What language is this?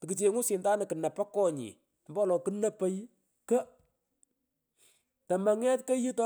Pökoot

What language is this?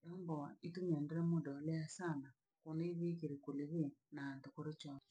Langi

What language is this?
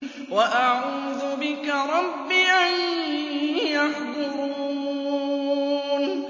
Arabic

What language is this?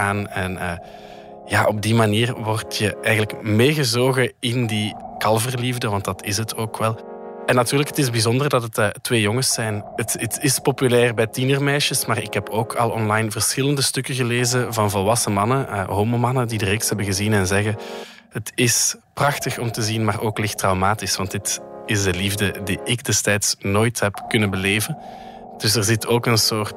Dutch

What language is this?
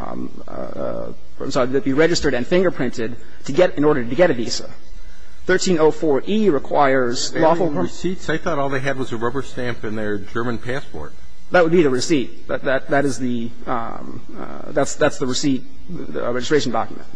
English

